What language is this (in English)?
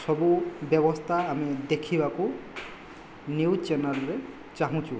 Odia